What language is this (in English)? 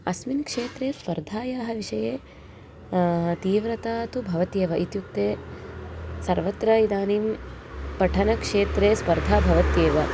Sanskrit